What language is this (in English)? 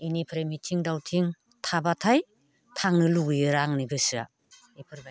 Bodo